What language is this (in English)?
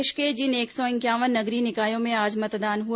Hindi